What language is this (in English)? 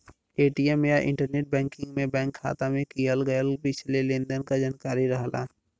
Bhojpuri